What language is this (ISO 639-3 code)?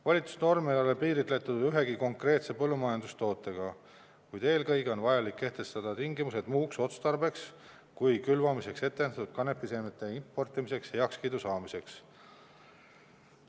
est